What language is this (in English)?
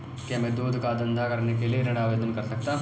Hindi